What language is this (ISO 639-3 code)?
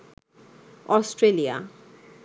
ben